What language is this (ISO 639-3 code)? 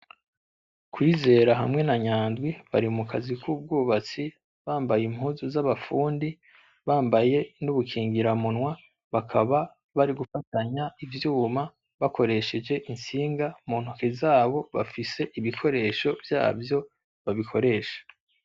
run